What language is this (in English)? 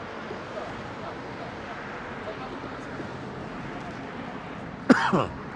Romanian